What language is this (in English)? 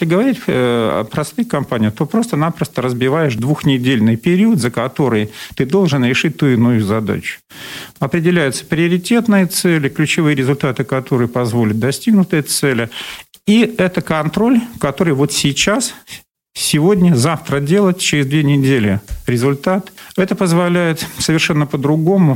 Russian